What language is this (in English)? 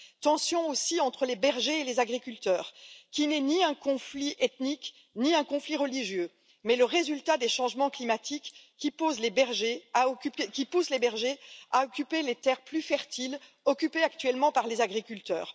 French